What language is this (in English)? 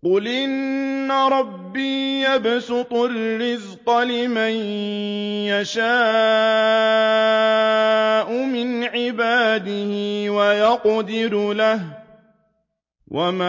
Arabic